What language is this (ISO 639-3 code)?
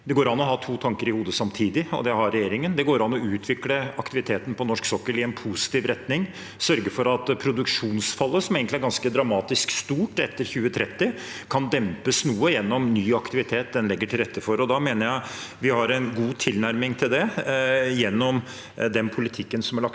nor